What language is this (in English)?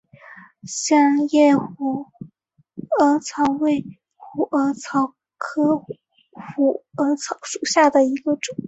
Chinese